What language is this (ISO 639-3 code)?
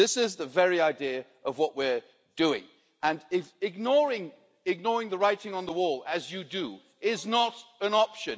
eng